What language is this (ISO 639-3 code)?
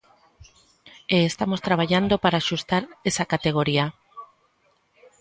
glg